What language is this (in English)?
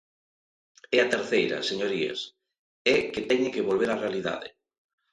Galician